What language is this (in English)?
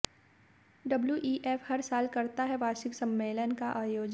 Hindi